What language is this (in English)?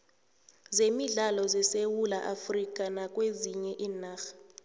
South Ndebele